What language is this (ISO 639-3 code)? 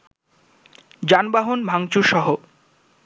ben